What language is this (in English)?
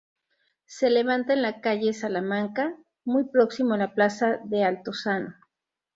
Spanish